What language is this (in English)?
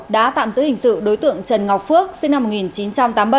Vietnamese